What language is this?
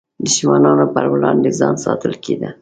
Pashto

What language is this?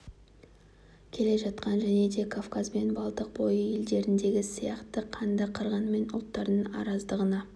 Kazakh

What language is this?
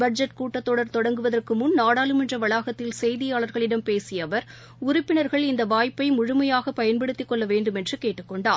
Tamil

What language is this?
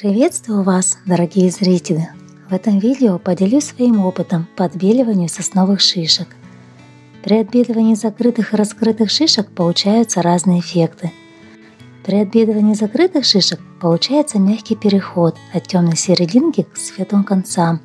Russian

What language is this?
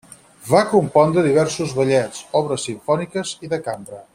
Catalan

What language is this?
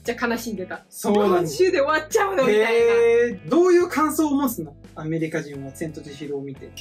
Japanese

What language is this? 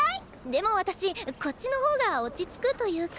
Japanese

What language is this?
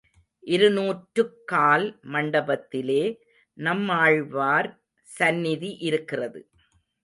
Tamil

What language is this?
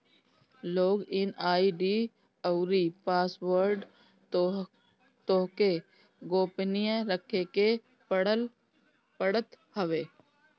Bhojpuri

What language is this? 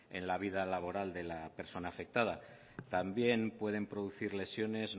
Spanish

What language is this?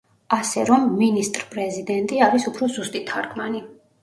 Georgian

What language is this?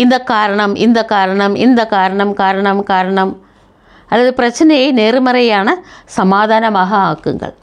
Tamil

